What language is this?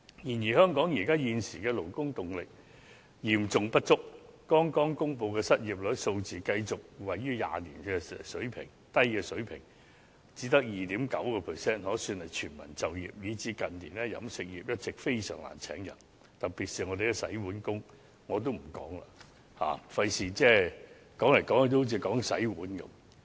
Cantonese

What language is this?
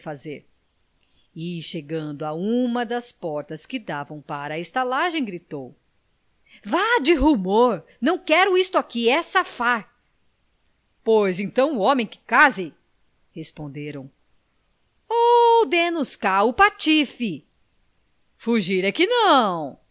Portuguese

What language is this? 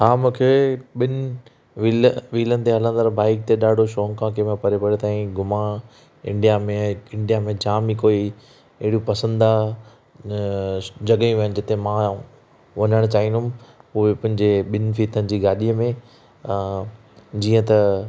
Sindhi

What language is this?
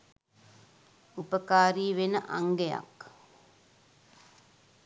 Sinhala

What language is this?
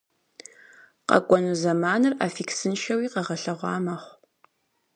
Kabardian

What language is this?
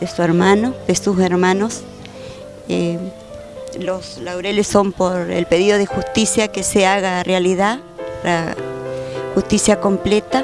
Spanish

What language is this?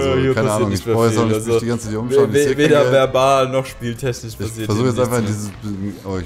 German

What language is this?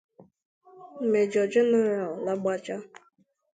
Igbo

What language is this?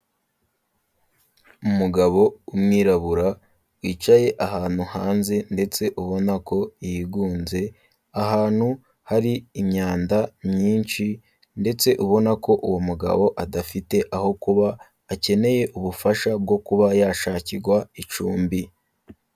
Kinyarwanda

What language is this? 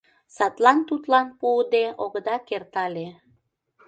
Mari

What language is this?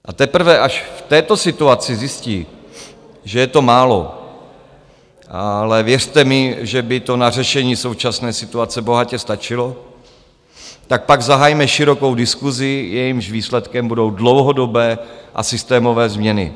Czech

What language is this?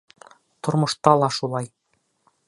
Bashkir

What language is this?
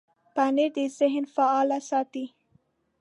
Pashto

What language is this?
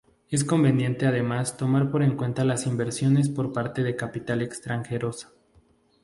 Spanish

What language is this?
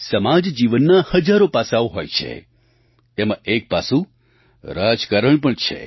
Gujarati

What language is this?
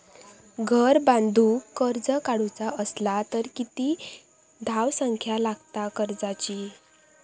Marathi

